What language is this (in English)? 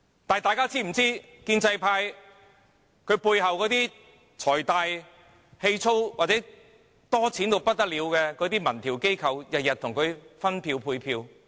Cantonese